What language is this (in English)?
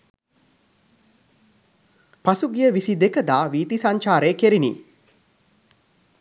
Sinhala